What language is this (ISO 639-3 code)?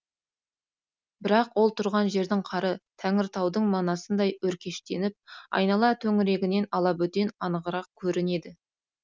kaz